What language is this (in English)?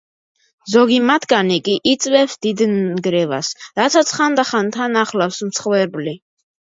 Georgian